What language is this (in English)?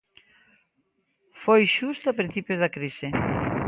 Galician